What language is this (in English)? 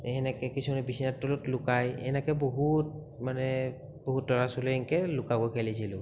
Assamese